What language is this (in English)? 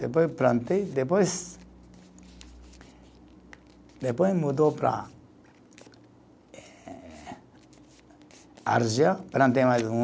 Portuguese